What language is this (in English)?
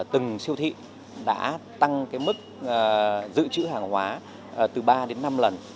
Vietnamese